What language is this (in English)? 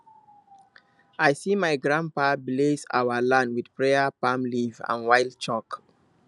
Nigerian Pidgin